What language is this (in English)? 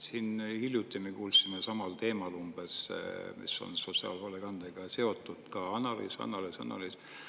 Estonian